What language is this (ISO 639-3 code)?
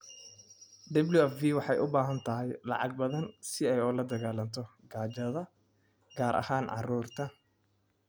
som